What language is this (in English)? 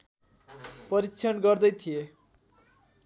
Nepali